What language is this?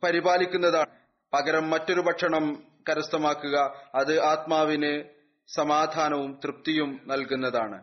Malayalam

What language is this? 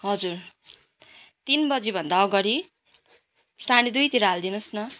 Nepali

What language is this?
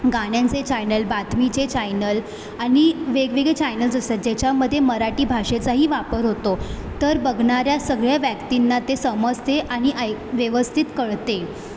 Marathi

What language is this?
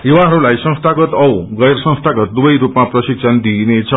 Nepali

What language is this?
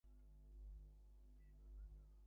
Bangla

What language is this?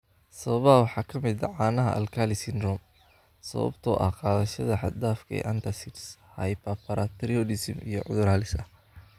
Somali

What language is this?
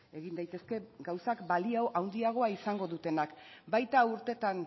Basque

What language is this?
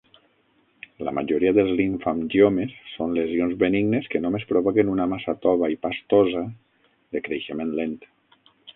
Catalan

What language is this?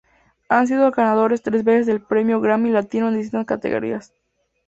Spanish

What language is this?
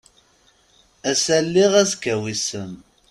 Kabyle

